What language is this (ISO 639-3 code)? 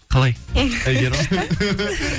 kaz